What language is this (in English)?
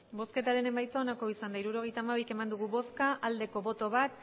Basque